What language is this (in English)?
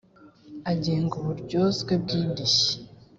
Kinyarwanda